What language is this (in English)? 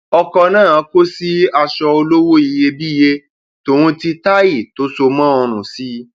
Yoruba